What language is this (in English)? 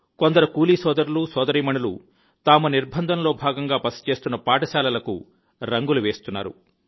Telugu